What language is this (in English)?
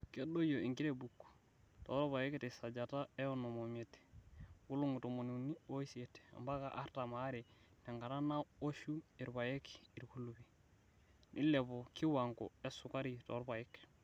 Masai